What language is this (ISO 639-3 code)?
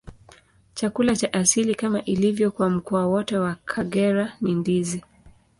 swa